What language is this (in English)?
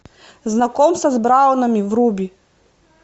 Russian